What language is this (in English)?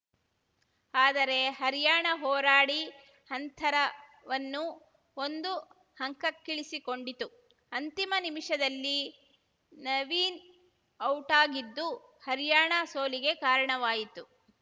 Kannada